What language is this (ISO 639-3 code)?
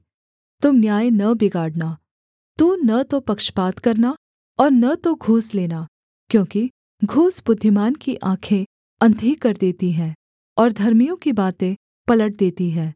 hin